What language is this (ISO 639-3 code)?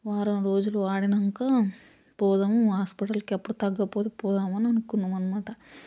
tel